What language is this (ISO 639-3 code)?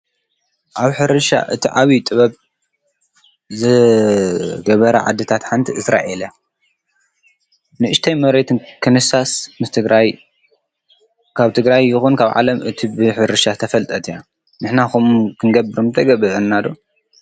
tir